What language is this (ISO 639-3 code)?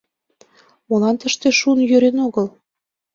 chm